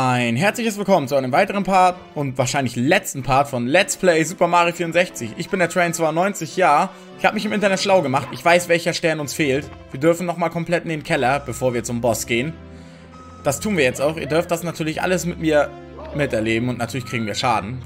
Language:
German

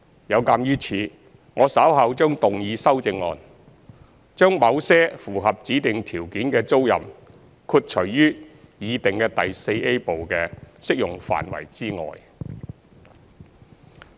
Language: Cantonese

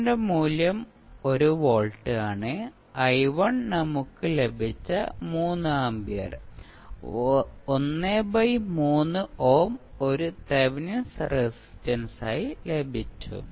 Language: Malayalam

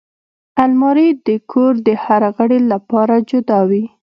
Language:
Pashto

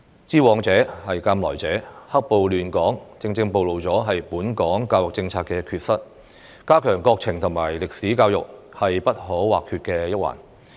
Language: Cantonese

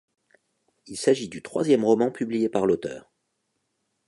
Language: French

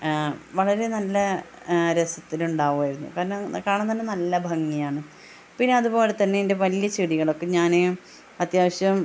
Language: Malayalam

